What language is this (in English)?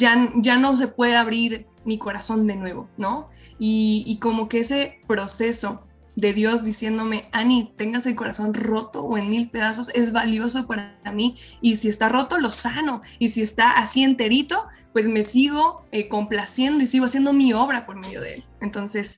Spanish